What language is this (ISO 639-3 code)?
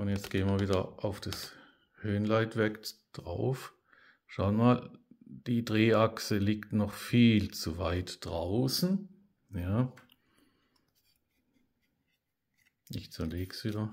deu